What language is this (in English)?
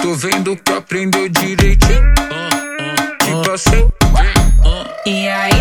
Italian